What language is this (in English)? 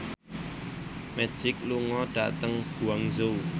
Javanese